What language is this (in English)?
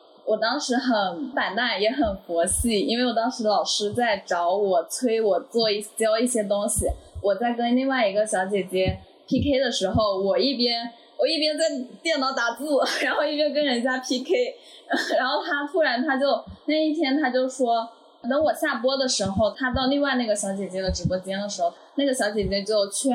Chinese